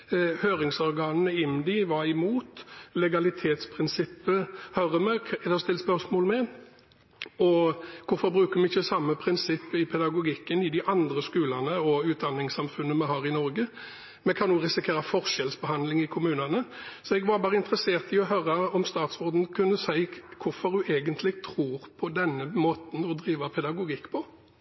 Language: Norwegian Bokmål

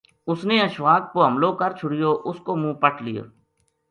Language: Gujari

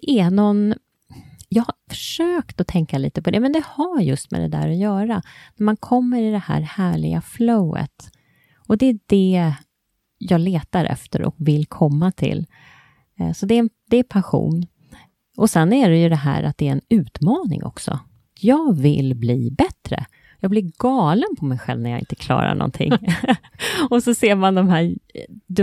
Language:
Swedish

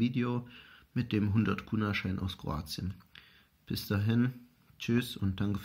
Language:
German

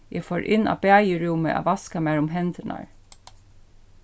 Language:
Faroese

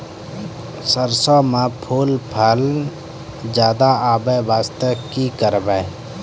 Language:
Maithili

